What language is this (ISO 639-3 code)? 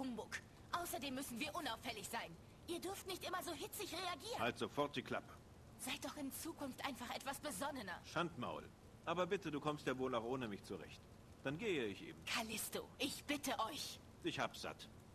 deu